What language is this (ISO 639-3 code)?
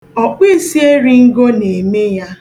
ibo